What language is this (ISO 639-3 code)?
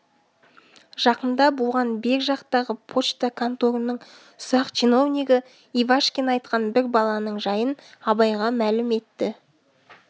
kaz